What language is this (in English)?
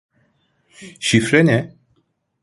Turkish